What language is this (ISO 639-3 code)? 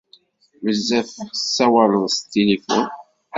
kab